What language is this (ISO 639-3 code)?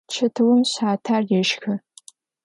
ady